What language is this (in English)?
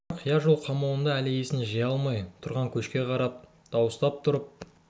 Kazakh